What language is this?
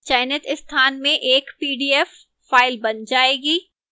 Hindi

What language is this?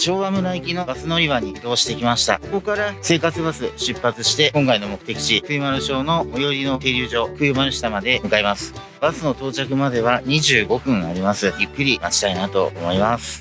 Japanese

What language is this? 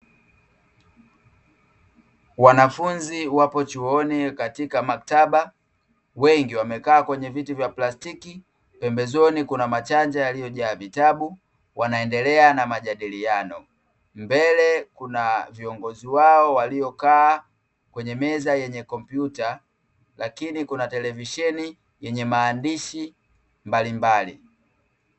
Swahili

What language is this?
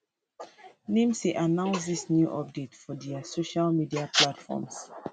Nigerian Pidgin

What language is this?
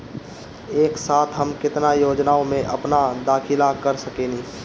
Bhojpuri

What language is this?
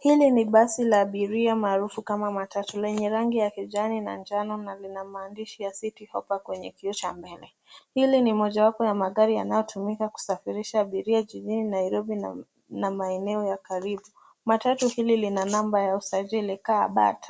Swahili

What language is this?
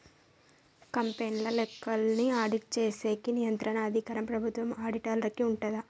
Telugu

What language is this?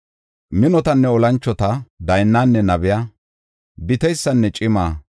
Gofa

